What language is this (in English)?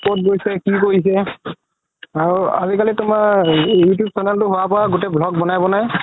Assamese